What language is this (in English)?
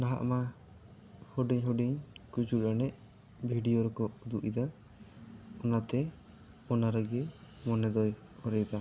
Santali